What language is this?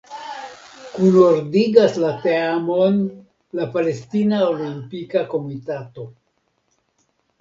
Esperanto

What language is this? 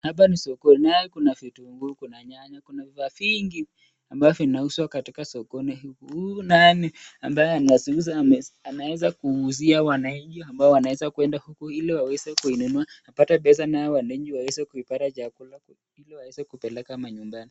Swahili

